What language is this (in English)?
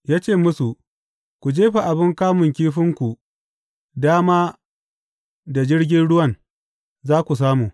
Hausa